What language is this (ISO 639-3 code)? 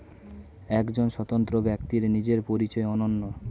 ben